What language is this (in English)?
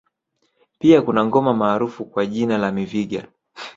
Swahili